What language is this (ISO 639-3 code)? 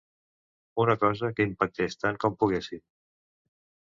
cat